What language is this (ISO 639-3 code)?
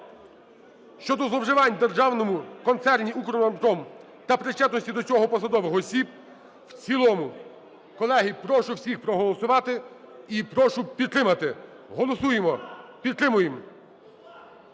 ukr